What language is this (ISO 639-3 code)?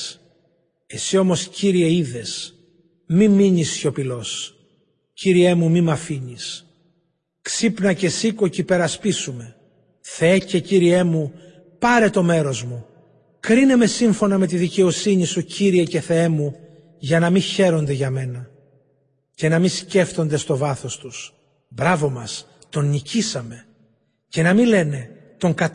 ell